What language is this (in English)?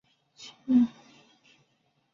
Chinese